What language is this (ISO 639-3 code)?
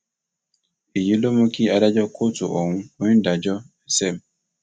yor